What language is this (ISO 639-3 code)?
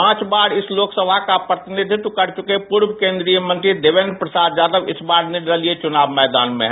hin